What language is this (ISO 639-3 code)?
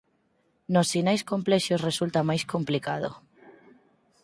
glg